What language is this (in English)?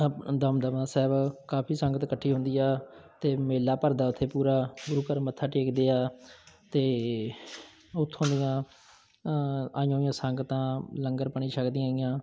Punjabi